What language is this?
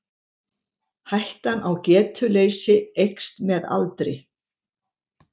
Icelandic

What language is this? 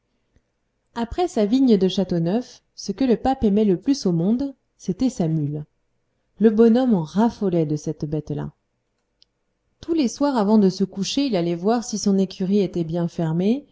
French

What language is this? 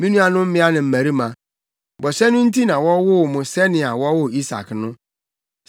Akan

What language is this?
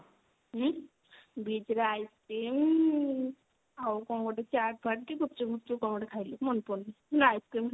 Odia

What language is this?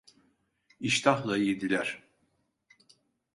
Turkish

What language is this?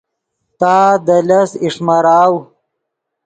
Yidgha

